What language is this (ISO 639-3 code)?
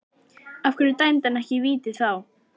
isl